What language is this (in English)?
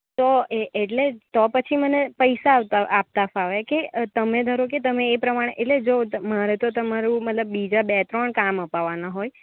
Gujarati